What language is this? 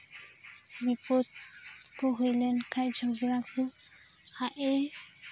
Santali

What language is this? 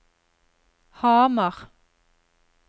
Norwegian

